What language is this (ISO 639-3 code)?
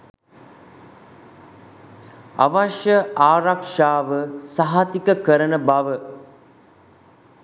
sin